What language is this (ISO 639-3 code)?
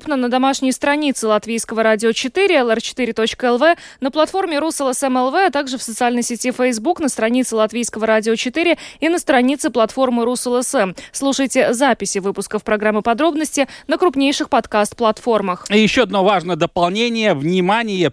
rus